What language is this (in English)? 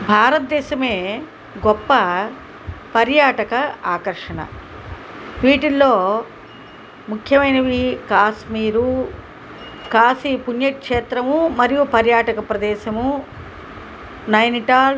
Telugu